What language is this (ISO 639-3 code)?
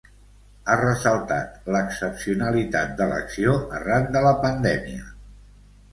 cat